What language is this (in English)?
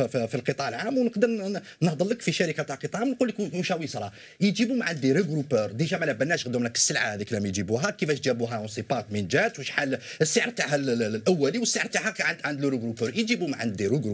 Arabic